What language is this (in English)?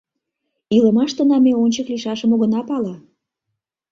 Mari